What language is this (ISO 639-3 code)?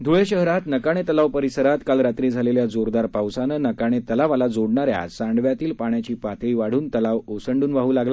mar